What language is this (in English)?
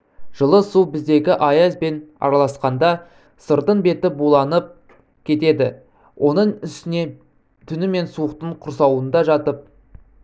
Kazakh